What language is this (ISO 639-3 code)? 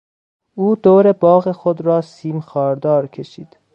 fas